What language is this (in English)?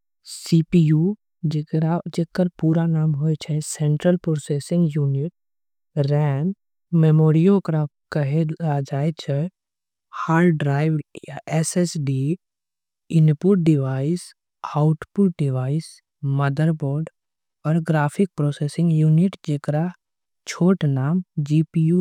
Angika